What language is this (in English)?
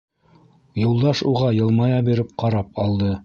Bashkir